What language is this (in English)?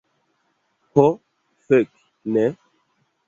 Esperanto